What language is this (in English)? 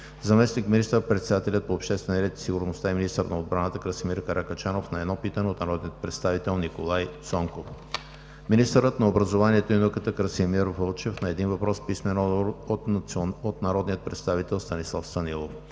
Bulgarian